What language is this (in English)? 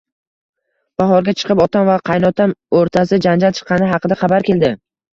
Uzbek